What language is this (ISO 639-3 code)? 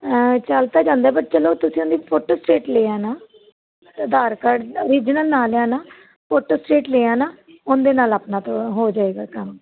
pan